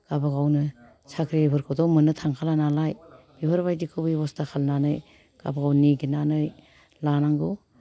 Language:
Bodo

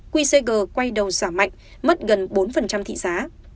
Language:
Vietnamese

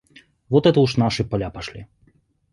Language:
Russian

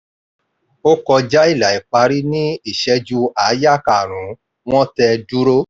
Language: Yoruba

